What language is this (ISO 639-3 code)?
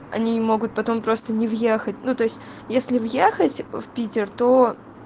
rus